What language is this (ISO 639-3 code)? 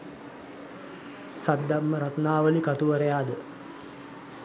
sin